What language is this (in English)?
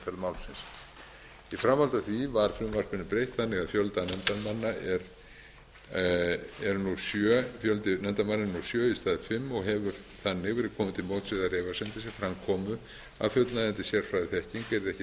Icelandic